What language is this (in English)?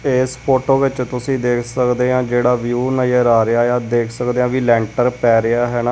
Punjabi